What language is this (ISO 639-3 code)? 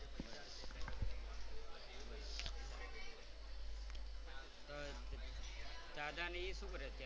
guj